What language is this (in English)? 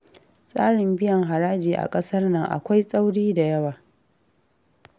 Hausa